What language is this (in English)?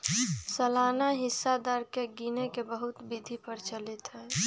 Magahi